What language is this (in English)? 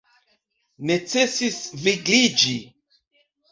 Esperanto